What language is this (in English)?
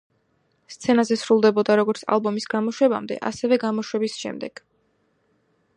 Georgian